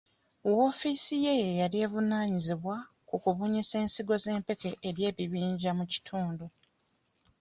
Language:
Ganda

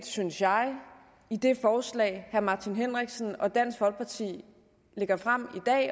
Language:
Danish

